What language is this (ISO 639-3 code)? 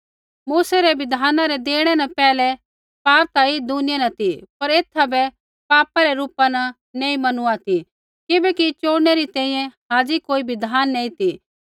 kfx